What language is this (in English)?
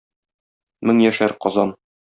Tatar